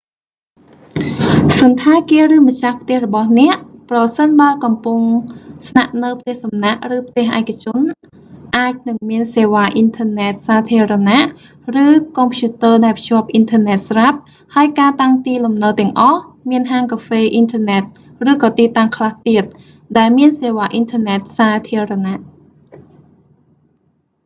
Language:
Khmer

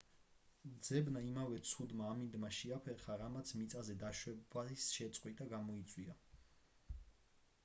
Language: Georgian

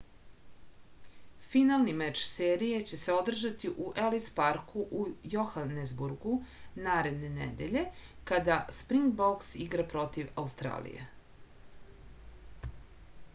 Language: Serbian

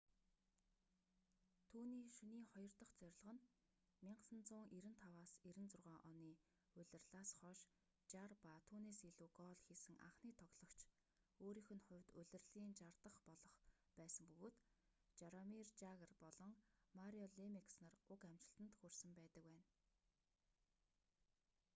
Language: Mongolian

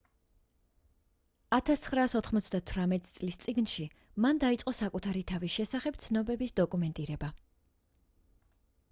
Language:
Georgian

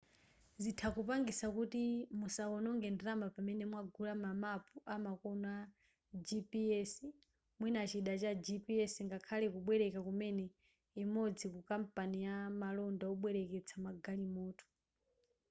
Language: Nyanja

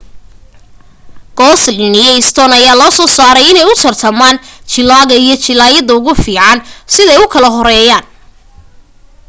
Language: Somali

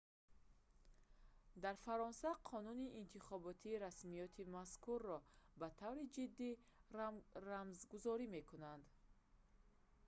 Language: Tajik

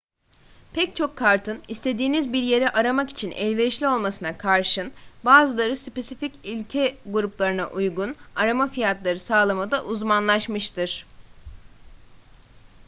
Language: Turkish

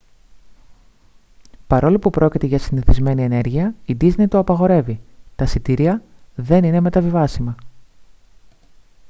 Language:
Greek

